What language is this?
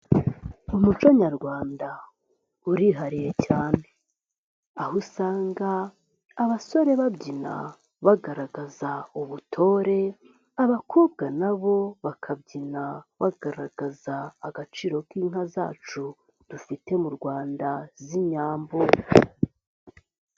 Kinyarwanda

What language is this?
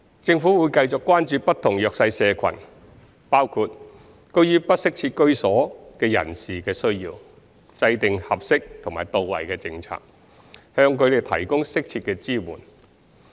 Cantonese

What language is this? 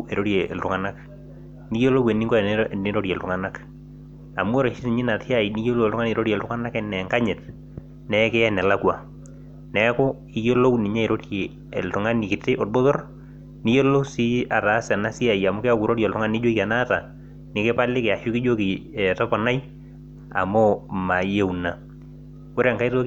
Masai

